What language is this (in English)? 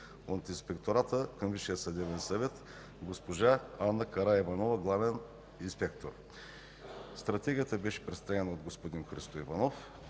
Bulgarian